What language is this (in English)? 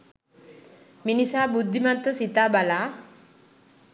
Sinhala